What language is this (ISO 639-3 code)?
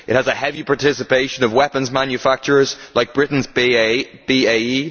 eng